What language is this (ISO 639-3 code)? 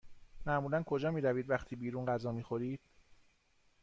fas